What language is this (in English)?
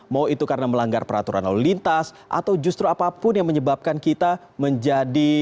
Indonesian